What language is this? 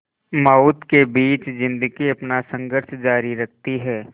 Hindi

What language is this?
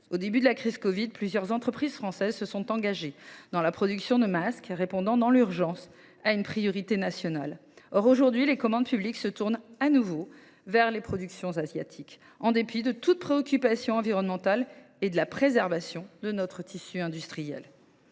French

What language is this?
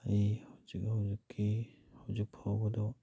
Manipuri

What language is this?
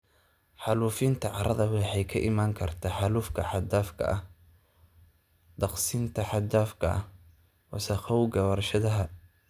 Somali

